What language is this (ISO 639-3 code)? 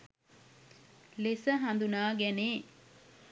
sin